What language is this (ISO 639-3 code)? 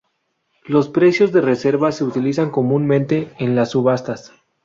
spa